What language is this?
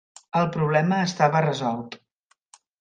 Catalan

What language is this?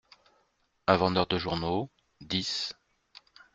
French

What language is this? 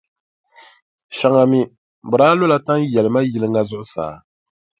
Dagbani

